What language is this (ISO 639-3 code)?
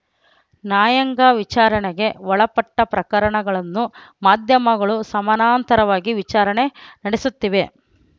kan